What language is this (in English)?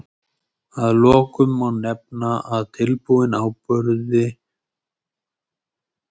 Icelandic